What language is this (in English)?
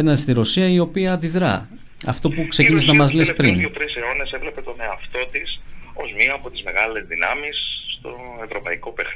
Greek